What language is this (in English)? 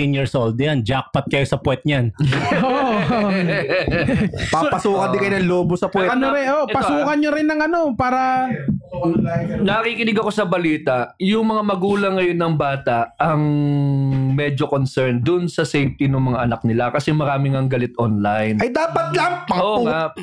Filipino